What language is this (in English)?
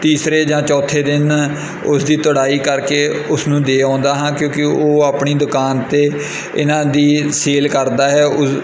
Punjabi